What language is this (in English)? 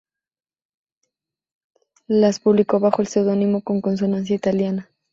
Spanish